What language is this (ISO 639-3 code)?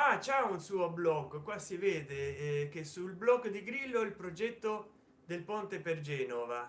ita